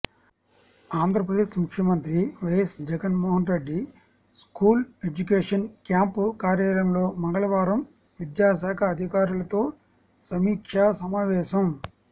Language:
Telugu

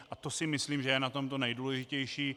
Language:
Czech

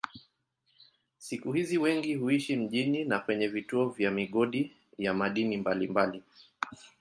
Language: Swahili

